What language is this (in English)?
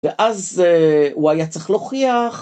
Hebrew